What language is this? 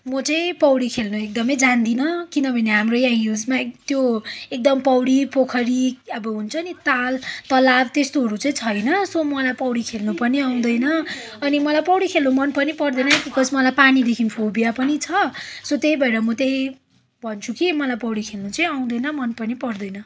Nepali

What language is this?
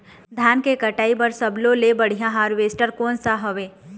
Chhattisgarhi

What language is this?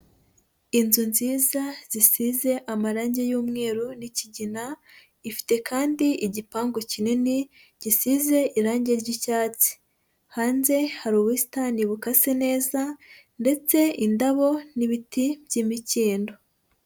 Kinyarwanda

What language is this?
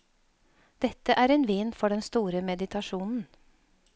Norwegian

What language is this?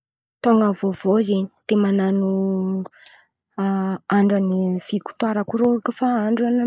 Antankarana Malagasy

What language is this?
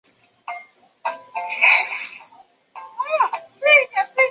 Chinese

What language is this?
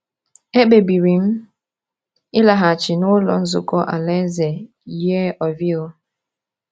Igbo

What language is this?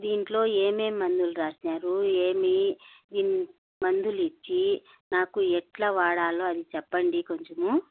Telugu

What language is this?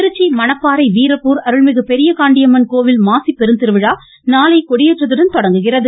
Tamil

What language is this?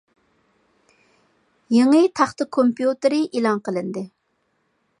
Uyghur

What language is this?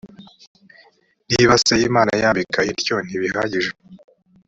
Kinyarwanda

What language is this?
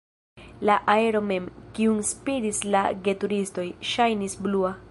Esperanto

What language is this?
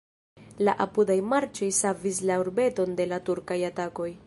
Esperanto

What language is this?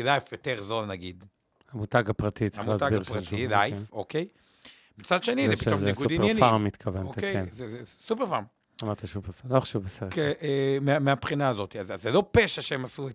Hebrew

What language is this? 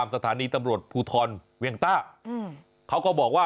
Thai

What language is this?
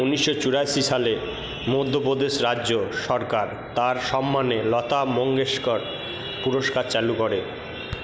Bangla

